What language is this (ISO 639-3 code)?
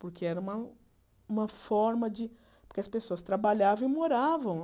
por